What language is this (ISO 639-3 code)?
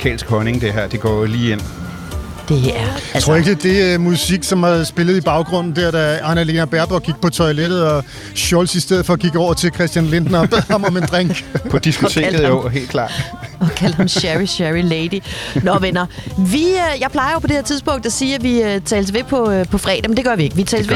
dan